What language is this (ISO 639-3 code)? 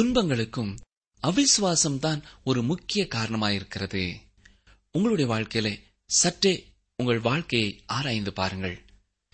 tam